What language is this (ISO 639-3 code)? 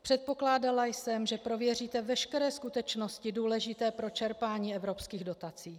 ces